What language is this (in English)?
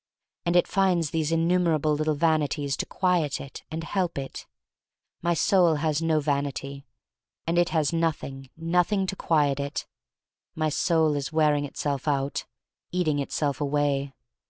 English